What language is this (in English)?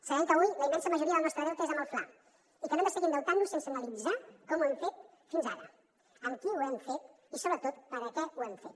Catalan